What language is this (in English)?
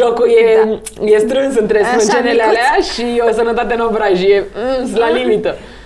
Romanian